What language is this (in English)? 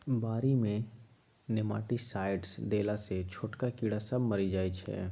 Maithili